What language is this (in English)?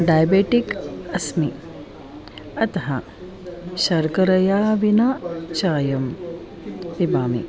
Sanskrit